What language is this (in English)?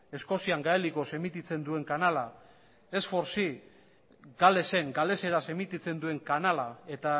Basque